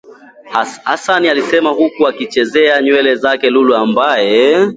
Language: Swahili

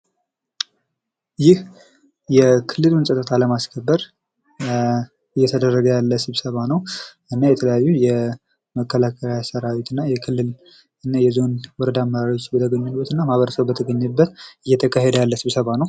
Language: Amharic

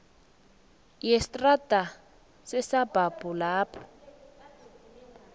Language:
South Ndebele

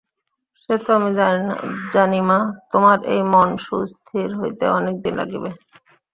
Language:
Bangla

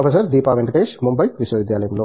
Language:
Telugu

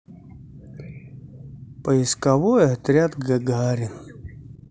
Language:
Russian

